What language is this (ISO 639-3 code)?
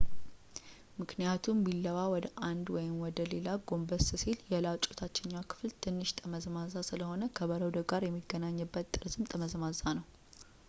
amh